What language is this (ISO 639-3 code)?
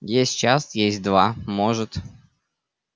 rus